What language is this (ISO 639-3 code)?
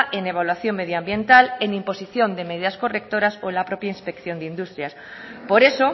spa